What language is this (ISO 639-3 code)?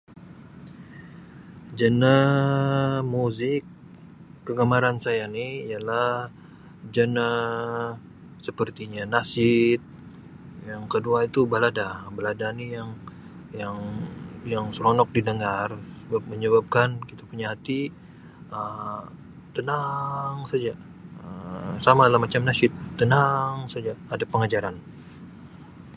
msi